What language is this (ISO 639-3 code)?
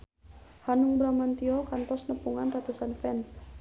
sun